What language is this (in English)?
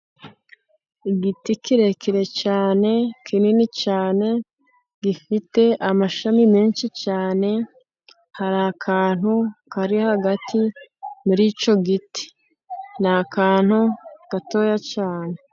Kinyarwanda